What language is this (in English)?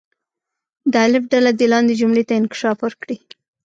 Pashto